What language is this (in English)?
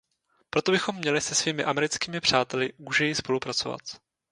Czech